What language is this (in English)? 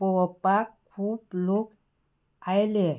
Konkani